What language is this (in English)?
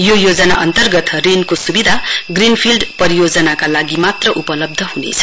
Nepali